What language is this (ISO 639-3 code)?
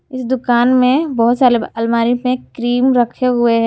hin